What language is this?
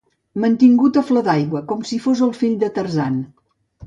Catalan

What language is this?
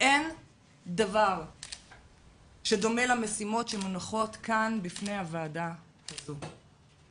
Hebrew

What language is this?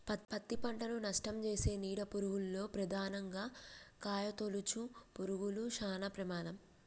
Telugu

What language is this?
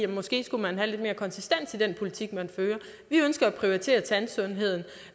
Danish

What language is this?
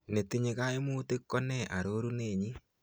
Kalenjin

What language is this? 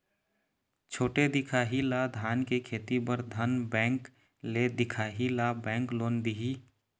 Chhattisgarhi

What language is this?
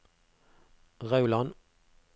Norwegian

